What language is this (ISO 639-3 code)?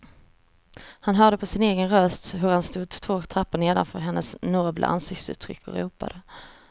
swe